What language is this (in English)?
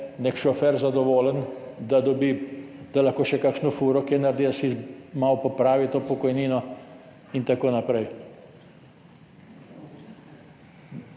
Slovenian